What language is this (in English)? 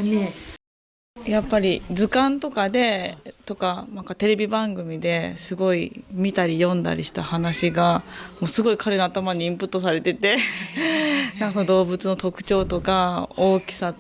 Japanese